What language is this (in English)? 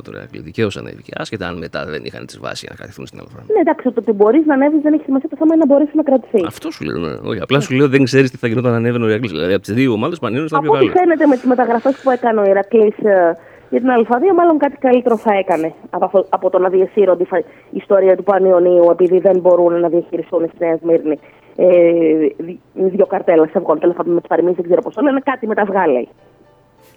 Greek